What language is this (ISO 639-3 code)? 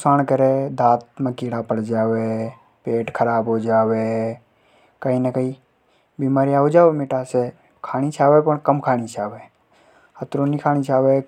hoj